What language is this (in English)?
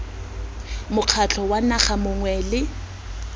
Tswana